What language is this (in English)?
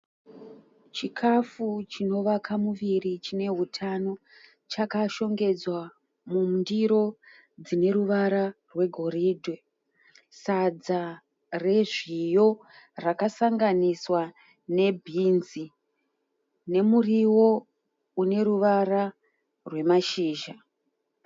Shona